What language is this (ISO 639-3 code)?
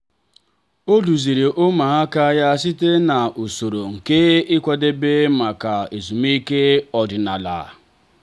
ibo